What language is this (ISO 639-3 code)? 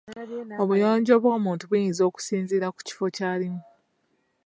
lug